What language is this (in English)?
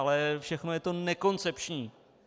Czech